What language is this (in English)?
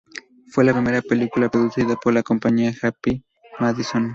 Spanish